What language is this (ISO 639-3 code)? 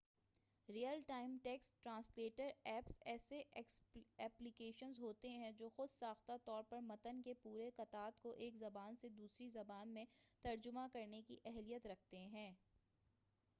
urd